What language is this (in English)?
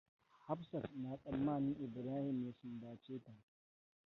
Hausa